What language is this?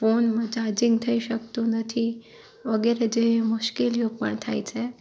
Gujarati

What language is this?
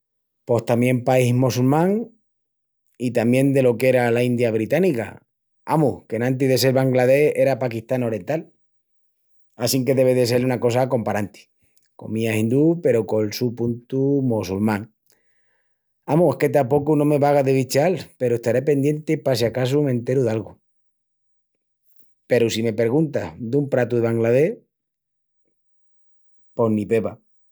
Extremaduran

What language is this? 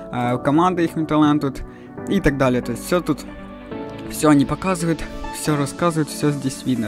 Russian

